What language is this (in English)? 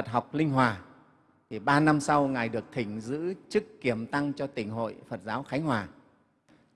Vietnamese